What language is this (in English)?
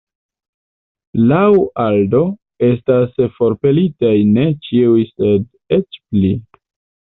Esperanto